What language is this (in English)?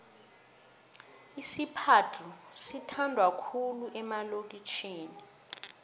South Ndebele